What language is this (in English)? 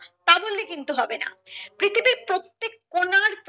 Bangla